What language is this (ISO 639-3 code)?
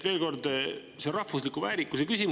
est